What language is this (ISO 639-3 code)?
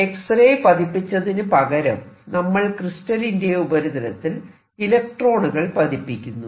mal